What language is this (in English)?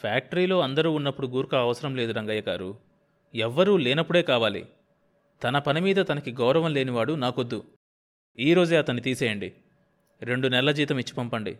Telugu